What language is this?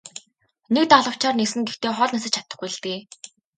Mongolian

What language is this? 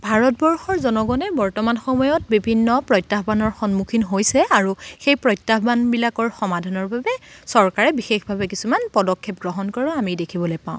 Assamese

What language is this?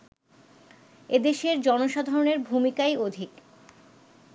Bangla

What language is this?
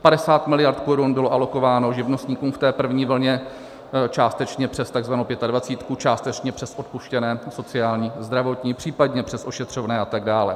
Czech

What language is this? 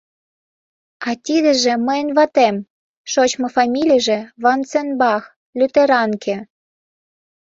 Mari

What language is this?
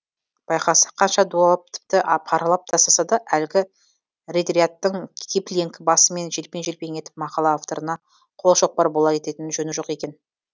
Kazakh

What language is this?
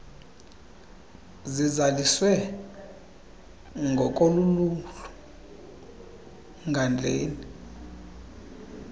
Xhosa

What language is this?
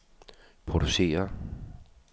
Danish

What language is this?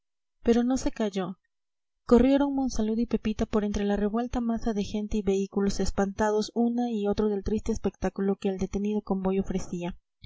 Spanish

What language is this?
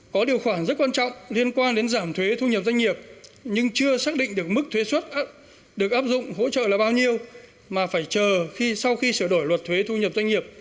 Vietnamese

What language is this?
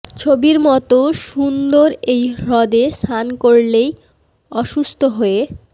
Bangla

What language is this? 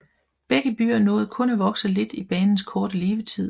Danish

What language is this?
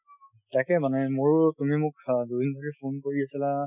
Assamese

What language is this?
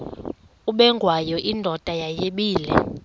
Xhosa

